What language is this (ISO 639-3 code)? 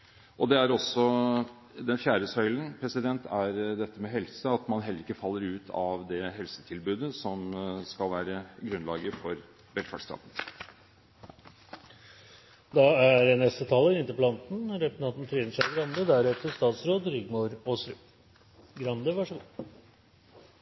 nob